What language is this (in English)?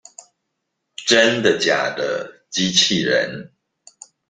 Chinese